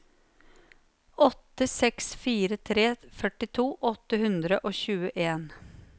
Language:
Norwegian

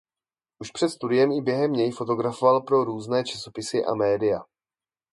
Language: Czech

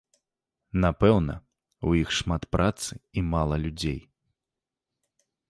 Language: Belarusian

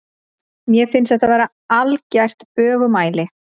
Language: Icelandic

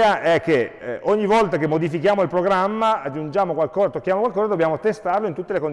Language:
Italian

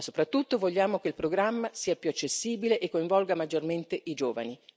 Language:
Italian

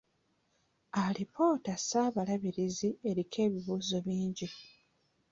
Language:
Ganda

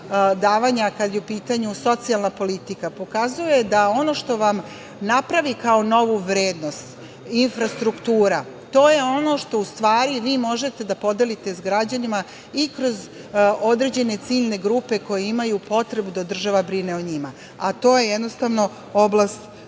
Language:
Serbian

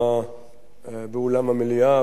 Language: Hebrew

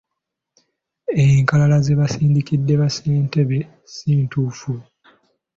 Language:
Ganda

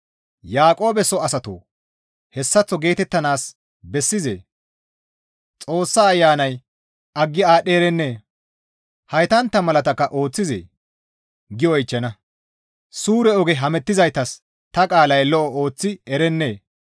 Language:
Gamo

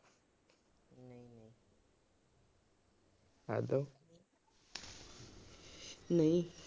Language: Punjabi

